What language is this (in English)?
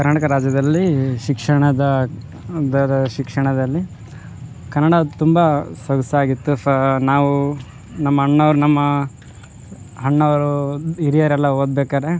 Kannada